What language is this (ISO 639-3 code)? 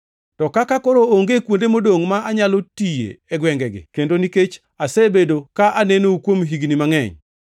luo